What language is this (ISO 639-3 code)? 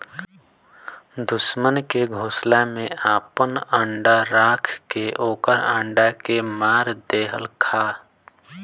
bho